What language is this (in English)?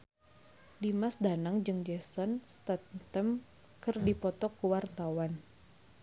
Sundanese